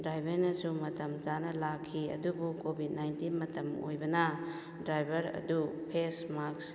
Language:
Manipuri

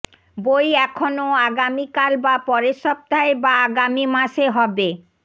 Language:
Bangla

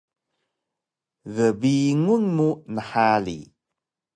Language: Taroko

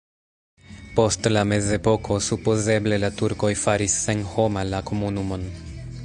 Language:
Esperanto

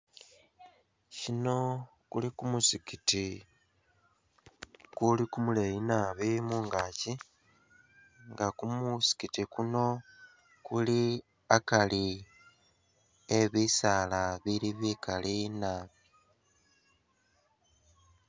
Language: Masaaba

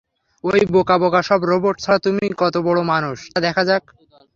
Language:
Bangla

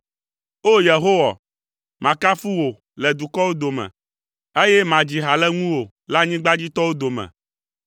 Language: Ewe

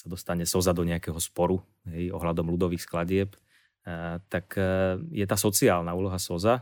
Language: Slovak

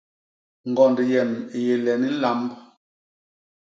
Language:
Basaa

